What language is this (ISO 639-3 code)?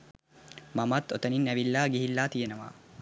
sin